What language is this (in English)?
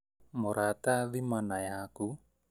Kikuyu